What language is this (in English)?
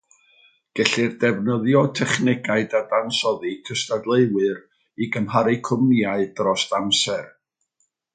Welsh